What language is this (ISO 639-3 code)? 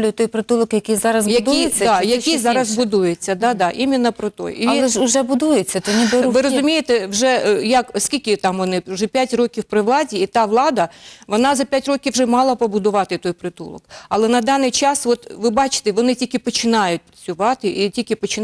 ukr